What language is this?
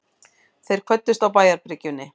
Icelandic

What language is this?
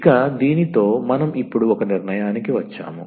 Telugu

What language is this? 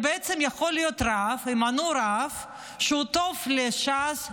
Hebrew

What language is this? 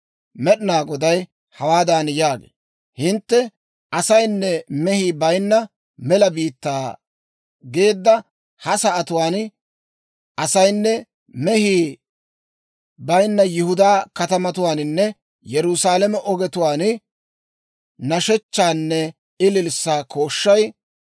Dawro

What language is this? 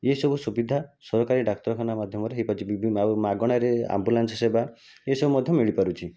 Odia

